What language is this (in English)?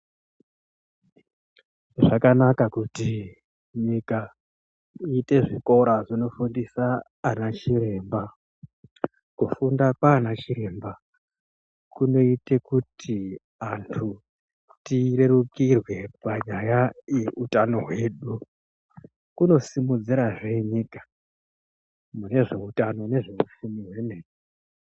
Ndau